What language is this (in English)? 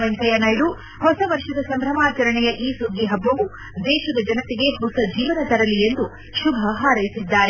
Kannada